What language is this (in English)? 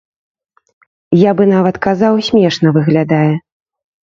Belarusian